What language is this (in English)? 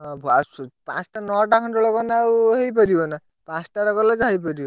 Odia